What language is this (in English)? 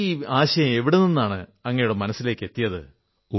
Malayalam